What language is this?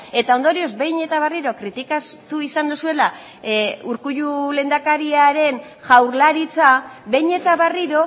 Basque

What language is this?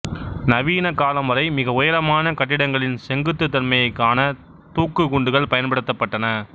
Tamil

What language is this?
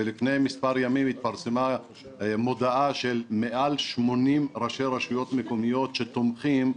Hebrew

